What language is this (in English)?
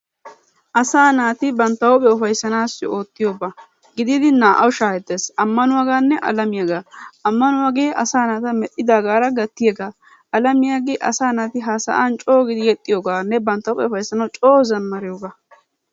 Wolaytta